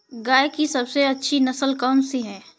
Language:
Hindi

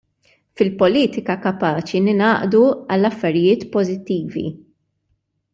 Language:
Maltese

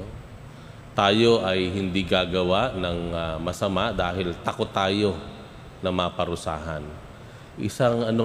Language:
Filipino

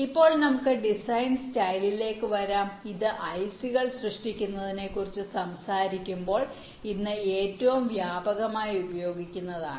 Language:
Malayalam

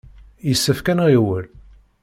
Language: Kabyle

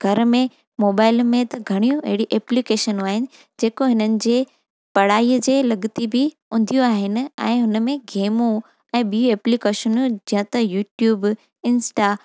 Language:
Sindhi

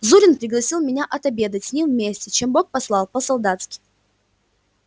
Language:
Russian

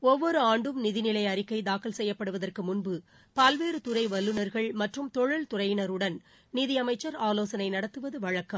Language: Tamil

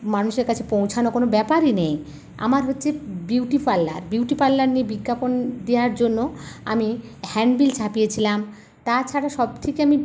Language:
Bangla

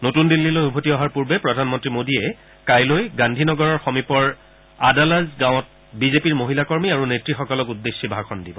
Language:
Assamese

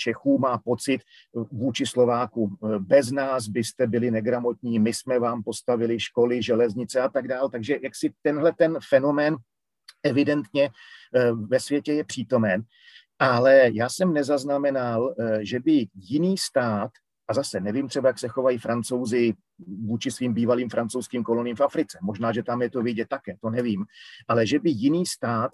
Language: Czech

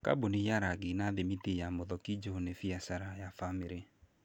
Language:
Kikuyu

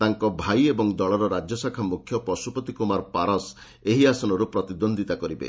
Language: Odia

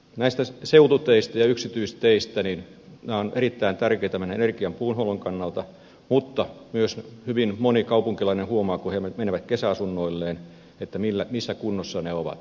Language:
Finnish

